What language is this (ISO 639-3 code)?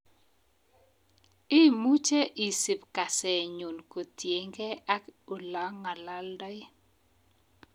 kln